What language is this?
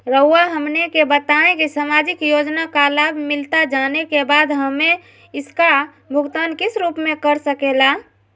Magahi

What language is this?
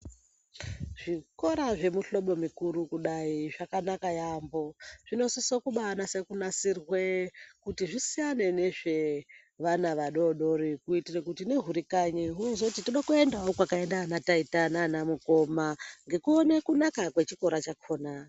Ndau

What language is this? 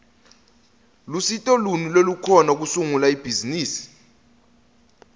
Swati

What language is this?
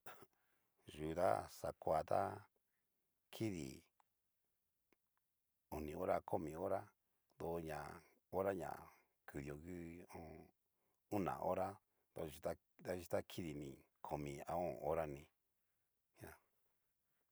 Cacaloxtepec Mixtec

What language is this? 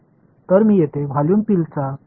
Marathi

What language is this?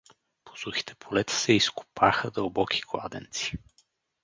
Bulgarian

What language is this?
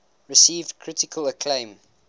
English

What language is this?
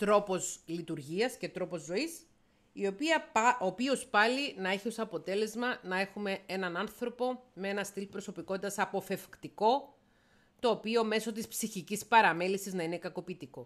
Greek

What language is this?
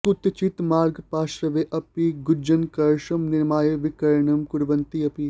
Sanskrit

